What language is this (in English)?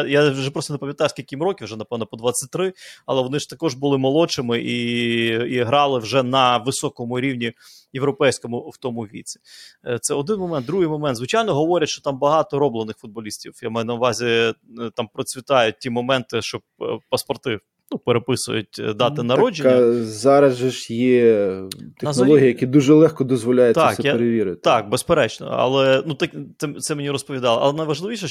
Ukrainian